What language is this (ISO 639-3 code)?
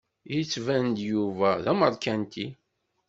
kab